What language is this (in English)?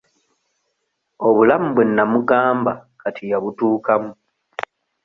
Ganda